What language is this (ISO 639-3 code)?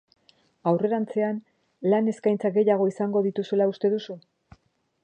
eus